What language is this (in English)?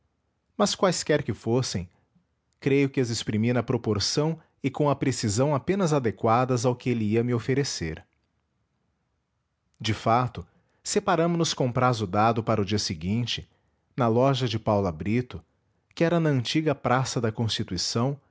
Portuguese